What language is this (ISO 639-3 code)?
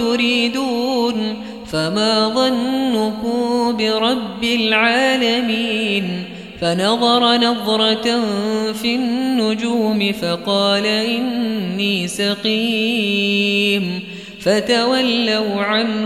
ara